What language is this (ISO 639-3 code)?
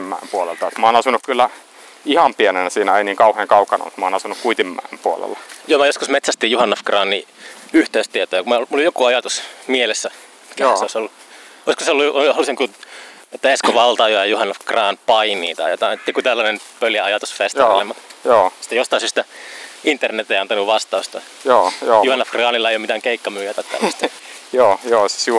fin